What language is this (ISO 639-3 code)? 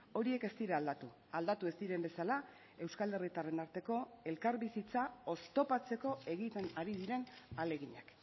eus